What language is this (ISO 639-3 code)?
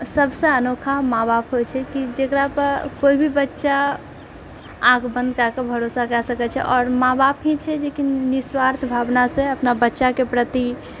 mai